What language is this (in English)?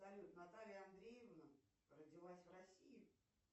Russian